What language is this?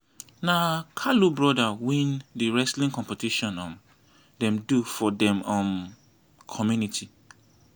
Nigerian Pidgin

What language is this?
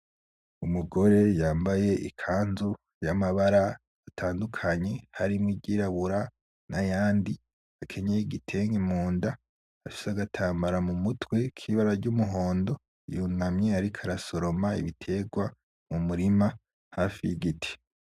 Rundi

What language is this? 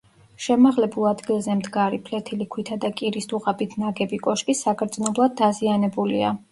Georgian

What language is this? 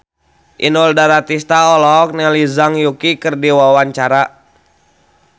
Sundanese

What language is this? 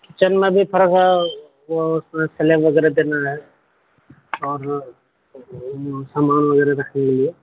Urdu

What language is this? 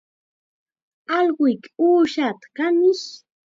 Chiquián Ancash Quechua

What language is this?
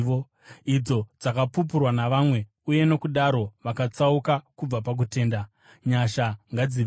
Shona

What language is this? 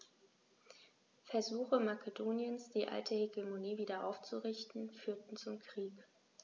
German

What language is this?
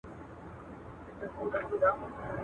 Pashto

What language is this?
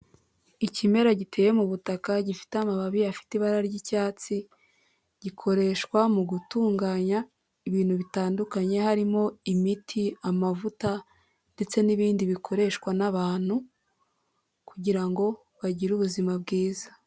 Kinyarwanda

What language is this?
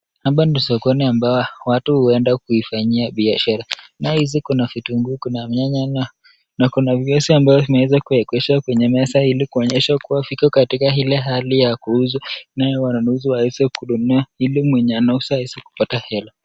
Swahili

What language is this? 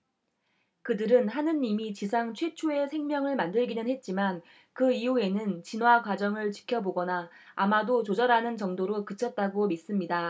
Korean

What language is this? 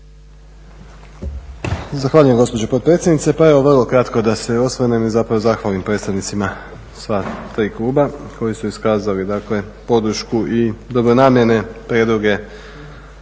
Croatian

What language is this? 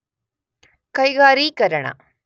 Kannada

